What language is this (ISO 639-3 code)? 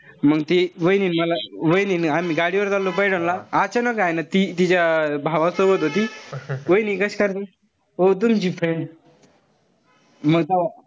mar